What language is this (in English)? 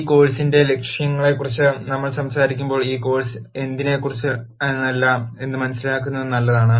Malayalam